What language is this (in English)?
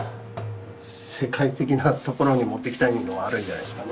Japanese